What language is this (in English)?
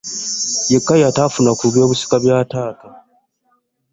Ganda